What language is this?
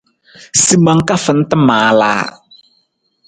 Nawdm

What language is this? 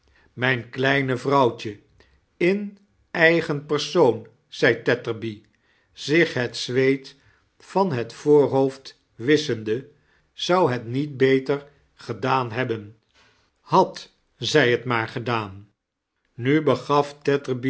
Dutch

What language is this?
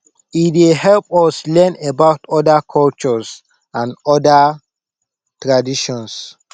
Nigerian Pidgin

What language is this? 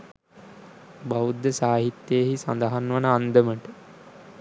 Sinhala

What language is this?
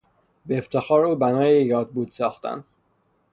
Persian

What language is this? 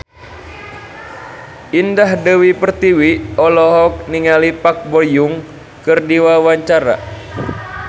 Sundanese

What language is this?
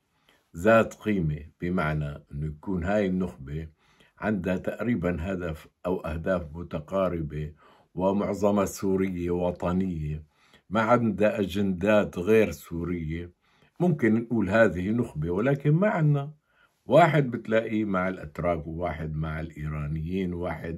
Arabic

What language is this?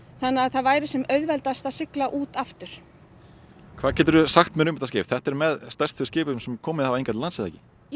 Icelandic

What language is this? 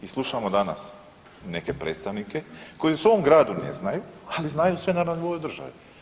Croatian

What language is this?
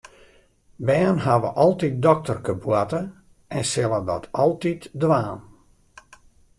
Western Frisian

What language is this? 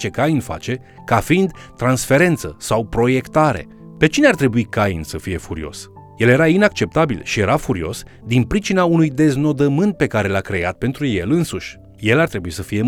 Romanian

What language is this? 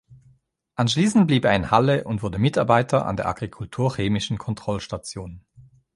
German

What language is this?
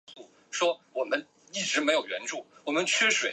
Chinese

